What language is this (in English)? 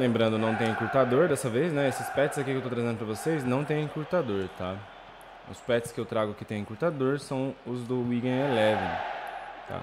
Portuguese